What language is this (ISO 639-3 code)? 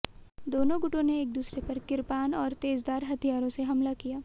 hin